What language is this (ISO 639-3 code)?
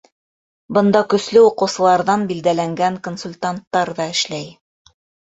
bak